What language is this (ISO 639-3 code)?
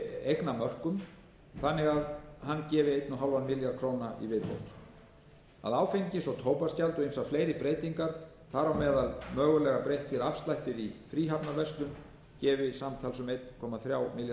isl